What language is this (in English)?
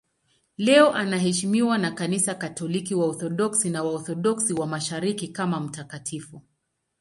Swahili